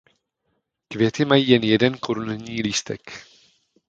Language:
Czech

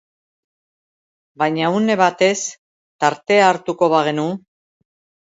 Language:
Basque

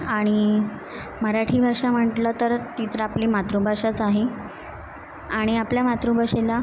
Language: Marathi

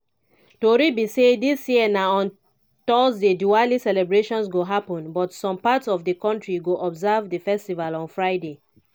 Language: Nigerian Pidgin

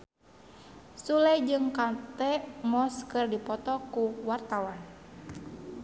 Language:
Sundanese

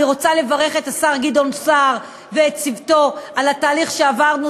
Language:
Hebrew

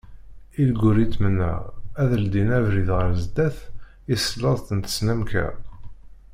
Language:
Kabyle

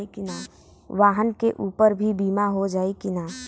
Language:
Bhojpuri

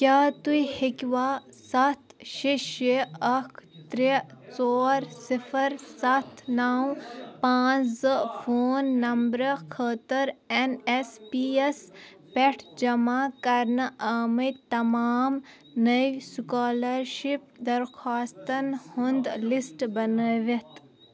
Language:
Kashmiri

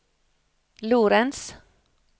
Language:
Norwegian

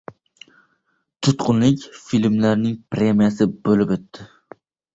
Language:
Uzbek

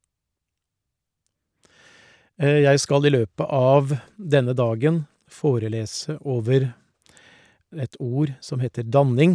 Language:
Norwegian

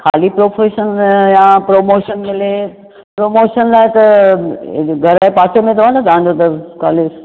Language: Sindhi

